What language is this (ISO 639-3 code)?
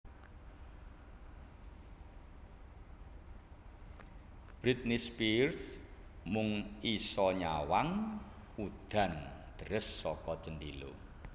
jav